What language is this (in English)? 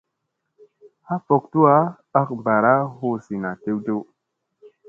Musey